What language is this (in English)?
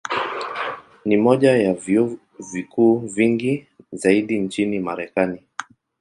Swahili